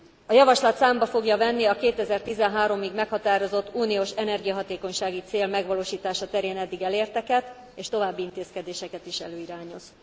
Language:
Hungarian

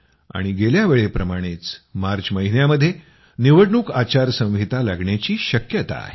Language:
Marathi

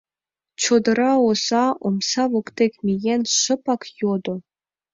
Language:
Mari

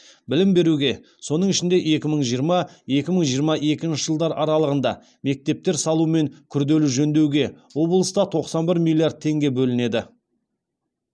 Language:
Kazakh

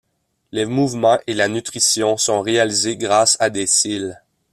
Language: French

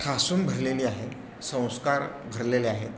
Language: Marathi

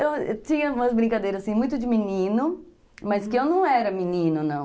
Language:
Portuguese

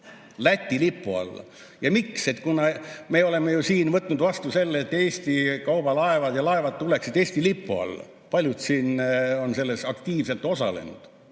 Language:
Estonian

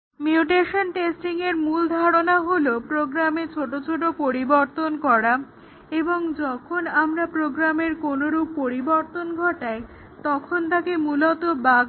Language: Bangla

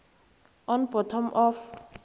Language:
South Ndebele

